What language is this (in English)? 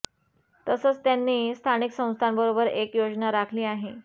Marathi